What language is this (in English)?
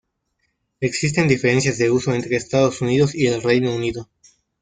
Spanish